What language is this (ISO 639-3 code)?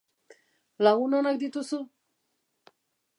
eus